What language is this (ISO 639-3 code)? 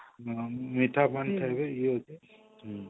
ori